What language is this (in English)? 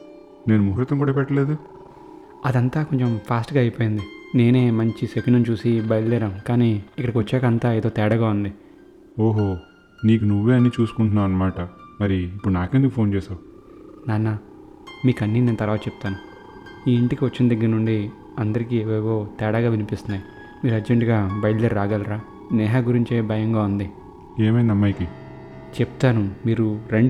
Telugu